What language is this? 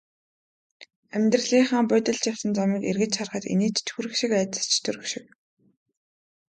Mongolian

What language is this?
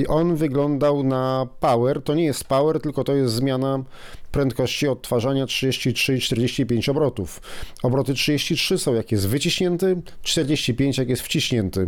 Polish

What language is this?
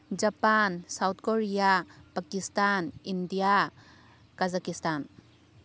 Manipuri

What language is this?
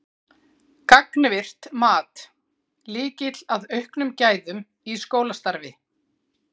Icelandic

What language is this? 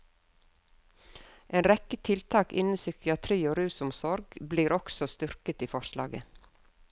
Norwegian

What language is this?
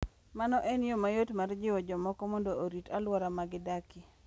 Luo (Kenya and Tanzania)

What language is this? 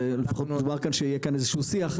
Hebrew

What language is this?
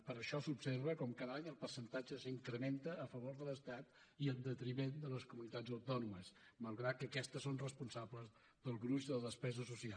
Catalan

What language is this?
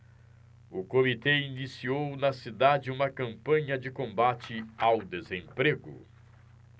Portuguese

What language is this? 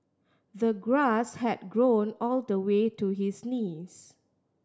English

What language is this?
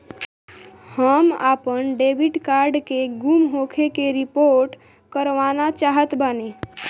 Bhojpuri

